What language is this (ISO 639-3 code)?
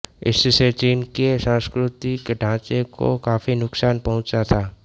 hin